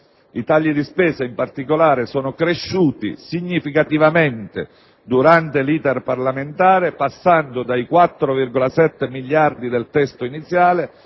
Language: Italian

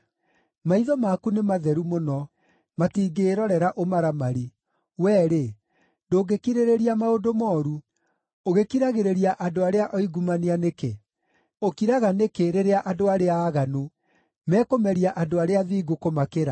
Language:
Kikuyu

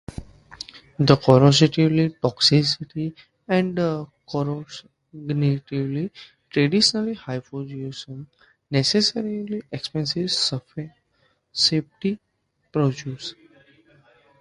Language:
English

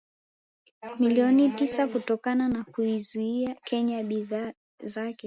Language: Swahili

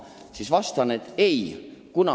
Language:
Estonian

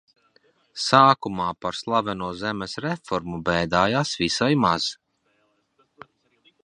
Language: Latvian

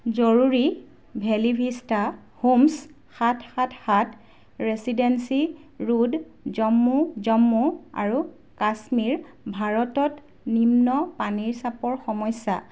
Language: Assamese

